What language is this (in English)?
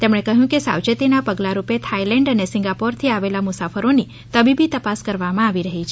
Gujarati